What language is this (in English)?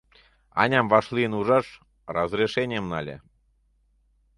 Mari